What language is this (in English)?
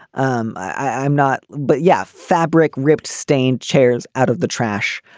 English